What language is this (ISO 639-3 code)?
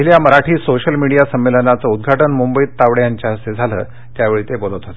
mar